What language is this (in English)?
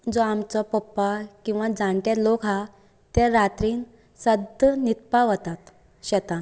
Konkani